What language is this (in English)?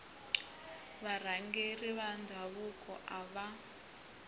Tsonga